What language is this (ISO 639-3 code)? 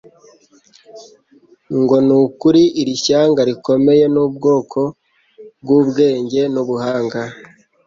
kin